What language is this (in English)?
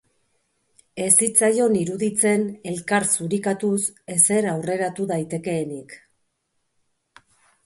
Basque